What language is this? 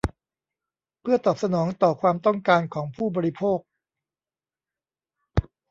Thai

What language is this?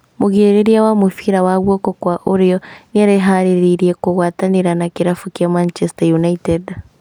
Kikuyu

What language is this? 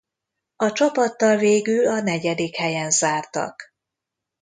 Hungarian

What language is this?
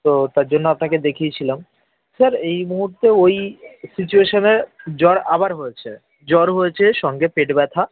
Bangla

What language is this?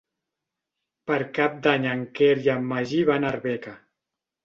Catalan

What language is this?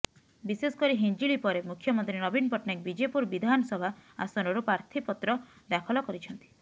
Odia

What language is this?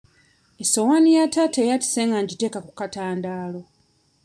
Ganda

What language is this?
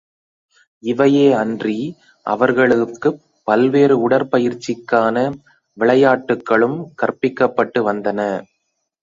Tamil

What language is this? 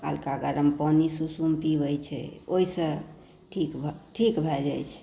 Maithili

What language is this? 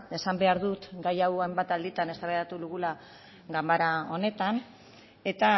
Basque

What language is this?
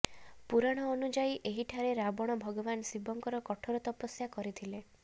Odia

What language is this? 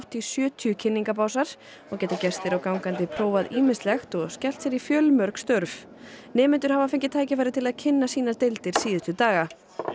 Icelandic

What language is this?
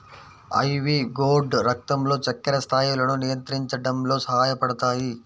Telugu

